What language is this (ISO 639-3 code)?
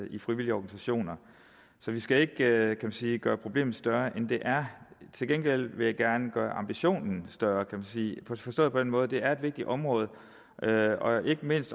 dan